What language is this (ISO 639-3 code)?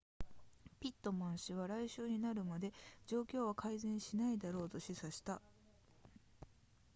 jpn